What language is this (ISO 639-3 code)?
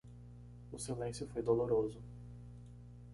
por